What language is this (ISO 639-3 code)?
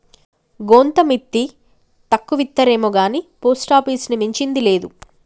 tel